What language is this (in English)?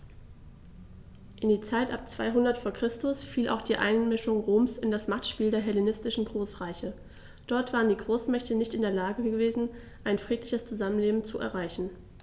German